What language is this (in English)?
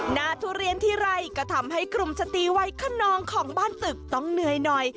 Thai